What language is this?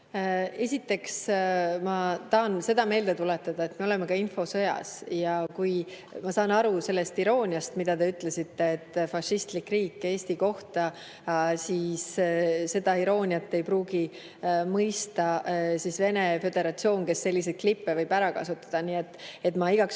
Estonian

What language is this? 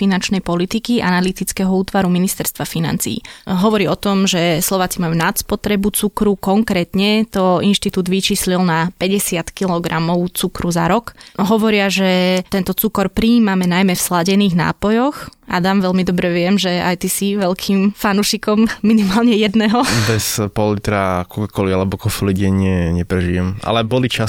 Slovak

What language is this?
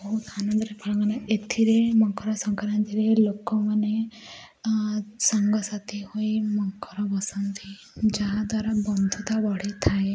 Odia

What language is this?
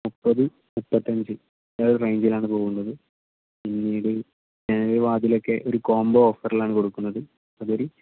Malayalam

